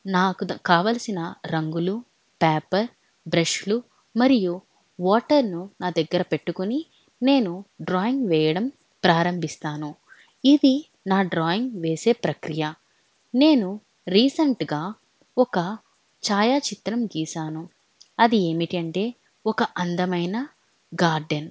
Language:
Telugu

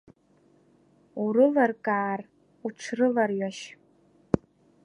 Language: Abkhazian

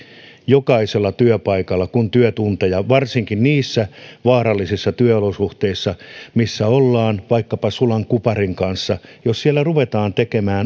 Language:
Finnish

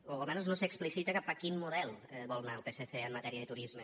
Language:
Catalan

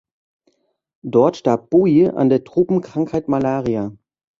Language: German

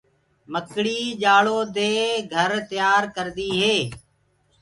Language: Gurgula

